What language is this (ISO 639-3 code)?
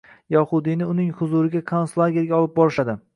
uzb